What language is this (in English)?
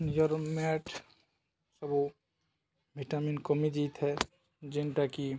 Odia